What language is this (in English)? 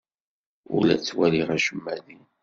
Kabyle